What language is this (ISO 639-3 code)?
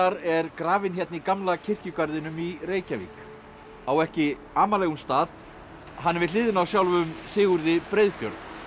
isl